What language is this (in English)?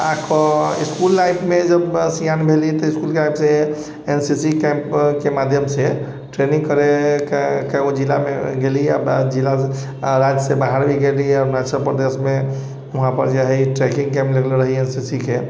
Maithili